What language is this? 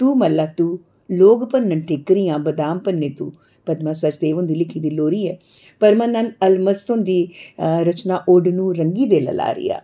Dogri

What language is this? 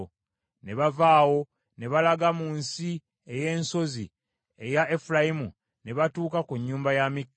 Ganda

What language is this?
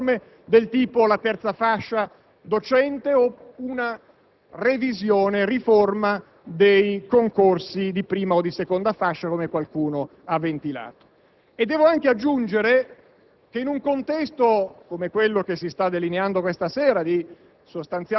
Italian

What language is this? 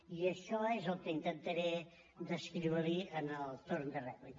Catalan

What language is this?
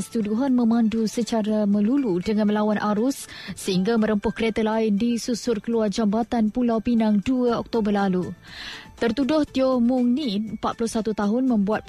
Malay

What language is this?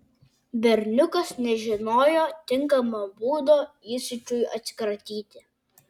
Lithuanian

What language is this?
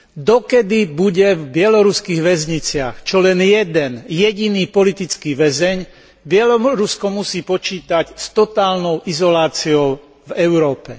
Slovak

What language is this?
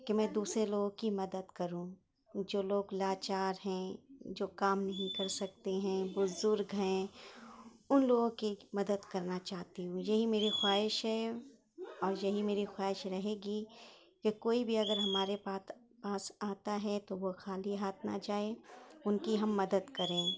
Urdu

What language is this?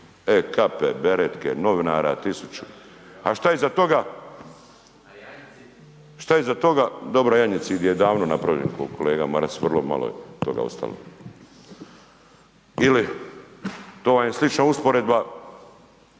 Croatian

